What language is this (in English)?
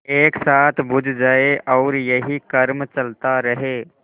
Hindi